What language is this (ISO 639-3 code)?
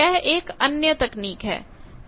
hin